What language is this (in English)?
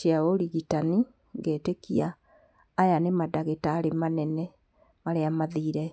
Kikuyu